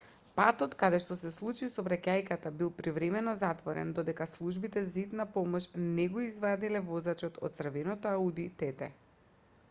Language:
Macedonian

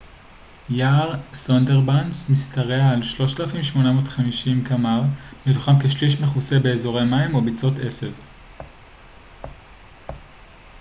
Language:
Hebrew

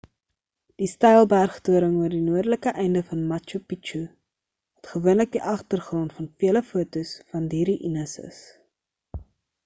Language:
Afrikaans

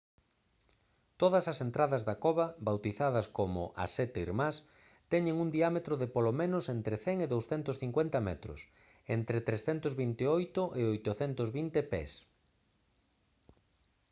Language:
Galician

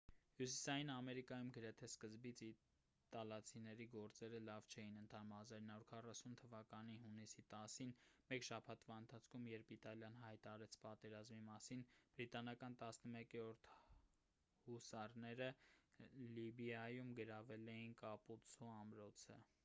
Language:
Armenian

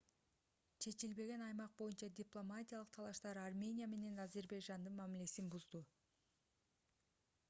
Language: Kyrgyz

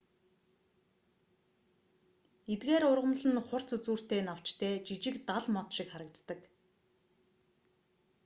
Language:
Mongolian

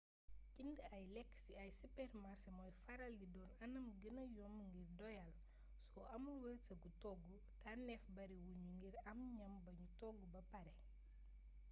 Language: Wolof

